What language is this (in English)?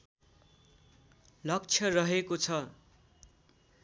Nepali